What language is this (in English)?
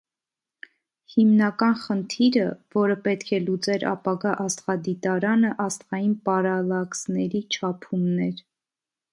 Armenian